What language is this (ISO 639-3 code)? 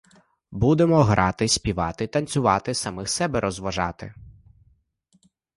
ukr